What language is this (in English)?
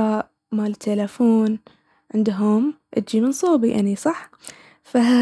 Baharna Arabic